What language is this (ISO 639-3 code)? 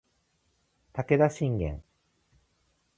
jpn